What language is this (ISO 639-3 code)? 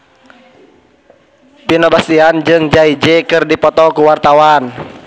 sun